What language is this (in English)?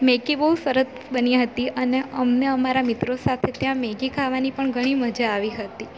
Gujarati